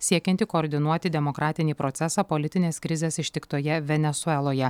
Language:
Lithuanian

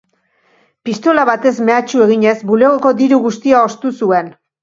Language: Basque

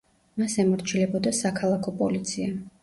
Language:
Georgian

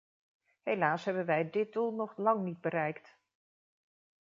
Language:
Dutch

